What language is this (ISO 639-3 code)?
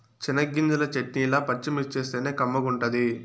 tel